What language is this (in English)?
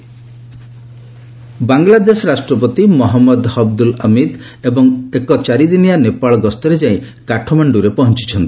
Odia